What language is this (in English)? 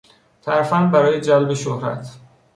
Persian